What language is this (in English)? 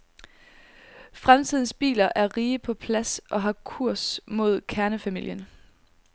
Danish